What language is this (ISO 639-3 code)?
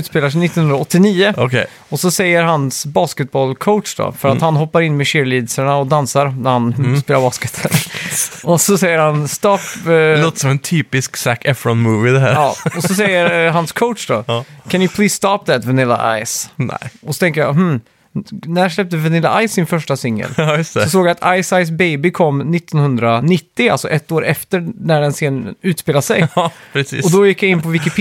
swe